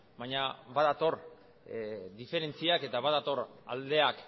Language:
Basque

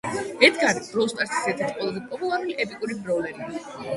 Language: Georgian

